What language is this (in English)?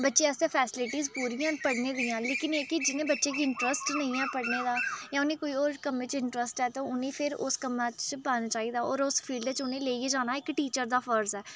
Dogri